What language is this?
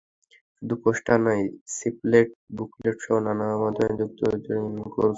Bangla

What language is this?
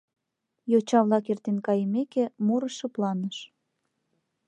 Mari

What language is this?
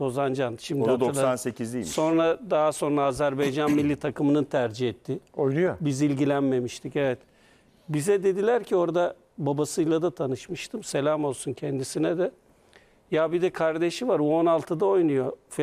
Turkish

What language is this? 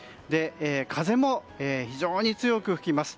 Japanese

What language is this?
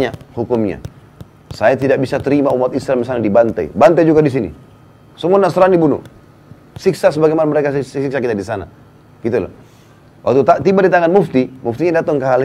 Indonesian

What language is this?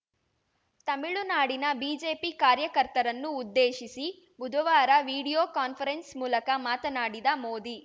Kannada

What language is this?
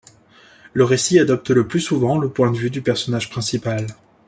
French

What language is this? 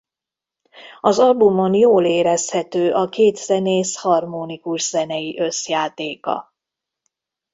Hungarian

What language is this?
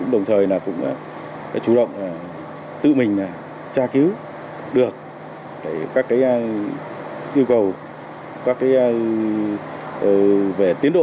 Vietnamese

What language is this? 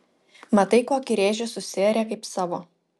Lithuanian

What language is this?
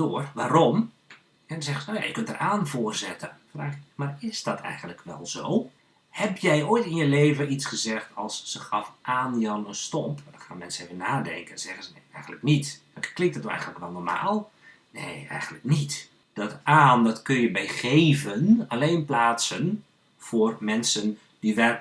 Dutch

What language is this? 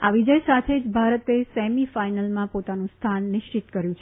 Gujarati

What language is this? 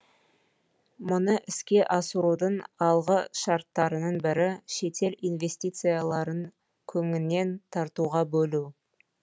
Kazakh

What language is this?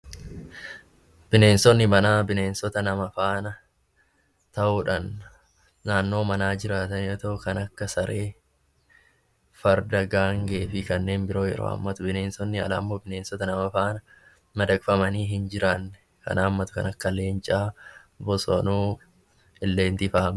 Oromo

